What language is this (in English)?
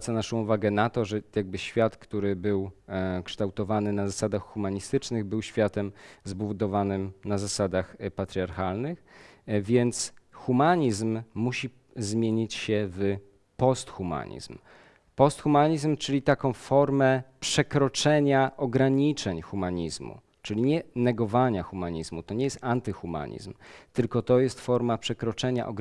Polish